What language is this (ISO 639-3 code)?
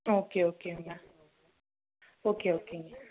tam